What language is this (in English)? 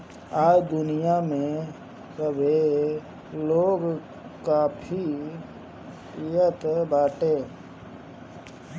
Bhojpuri